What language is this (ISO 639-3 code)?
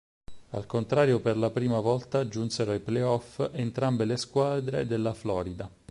ita